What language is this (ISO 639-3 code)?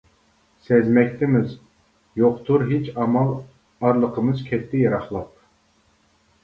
uig